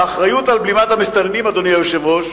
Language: Hebrew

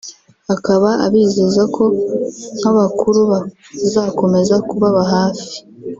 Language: Kinyarwanda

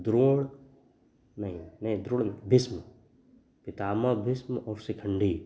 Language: Hindi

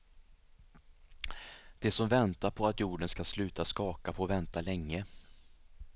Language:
Swedish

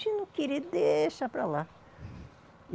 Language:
Portuguese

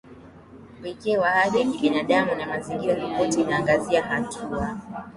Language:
Swahili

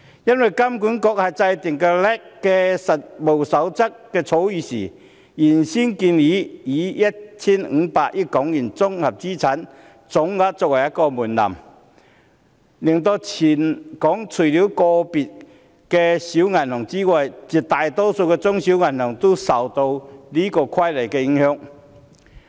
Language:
Cantonese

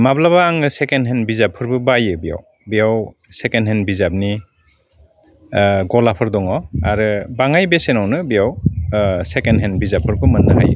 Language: Bodo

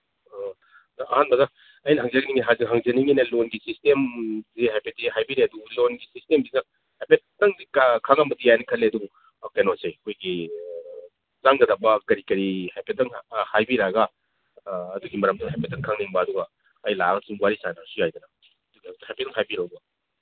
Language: Manipuri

